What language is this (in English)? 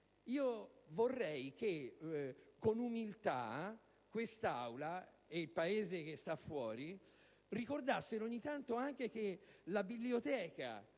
Italian